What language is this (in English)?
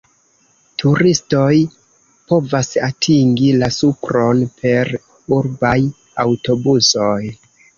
Esperanto